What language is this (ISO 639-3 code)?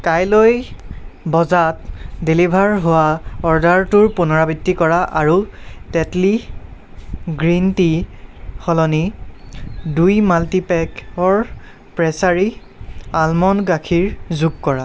asm